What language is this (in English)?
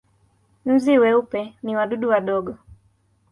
Swahili